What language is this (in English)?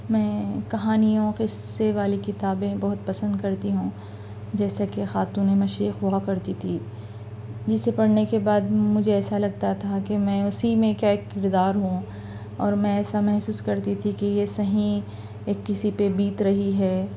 Urdu